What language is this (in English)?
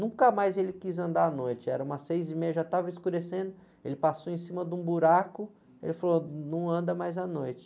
Portuguese